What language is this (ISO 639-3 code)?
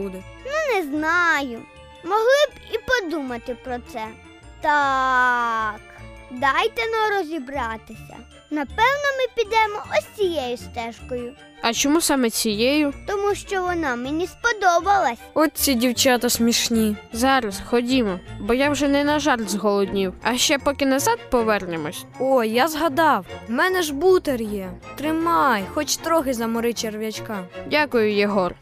ukr